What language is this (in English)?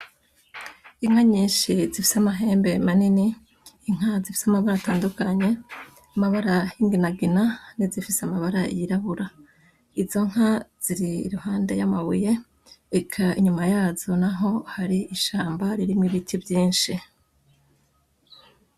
Rundi